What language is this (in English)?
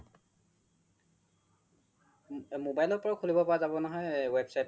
Assamese